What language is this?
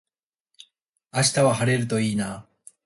Japanese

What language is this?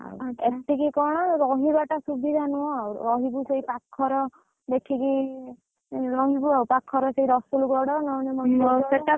Odia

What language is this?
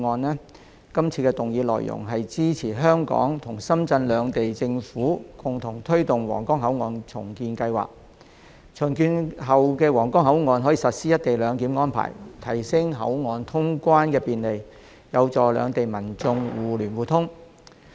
Cantonese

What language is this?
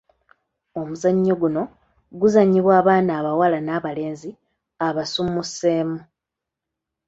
Ganda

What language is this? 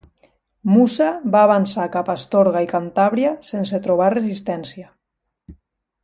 Catalan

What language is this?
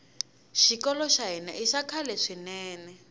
Tsonga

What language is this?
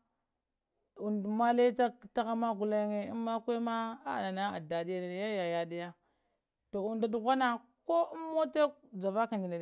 Lamang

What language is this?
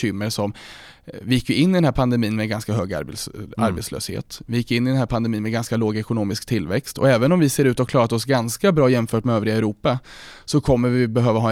Swedish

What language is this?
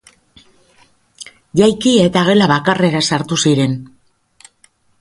Basque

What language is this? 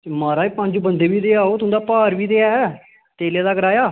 Dogri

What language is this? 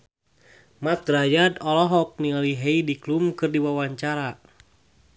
Sundanese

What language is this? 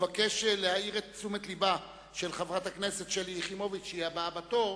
Hebrew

